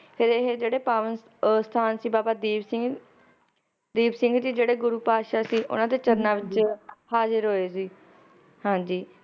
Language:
Punjabi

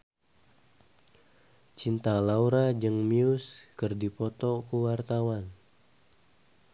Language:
Sundanese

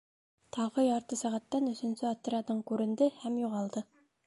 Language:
Bashkir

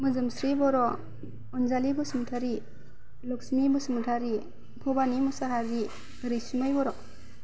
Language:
Bodo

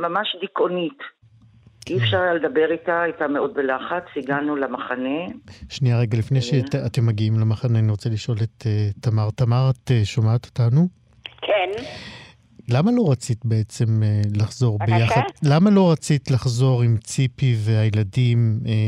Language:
Hebrew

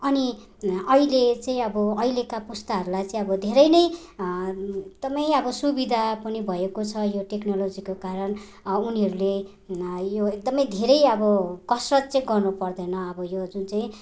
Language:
Nepali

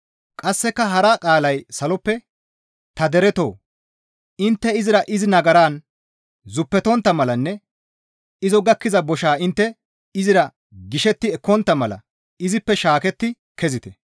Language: Gamo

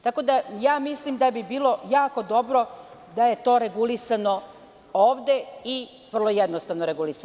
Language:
Serbian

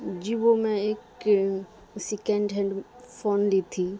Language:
Urdu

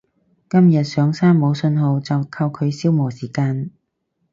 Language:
Cantonese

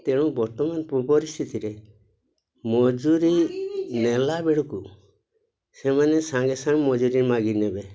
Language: Odia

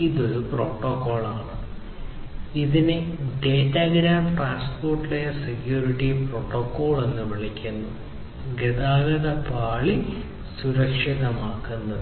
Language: Malayalam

